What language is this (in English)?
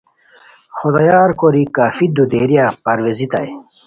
Khowar